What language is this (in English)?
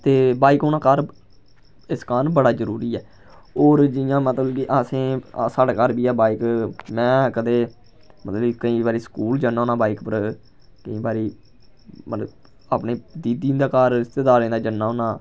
Dogri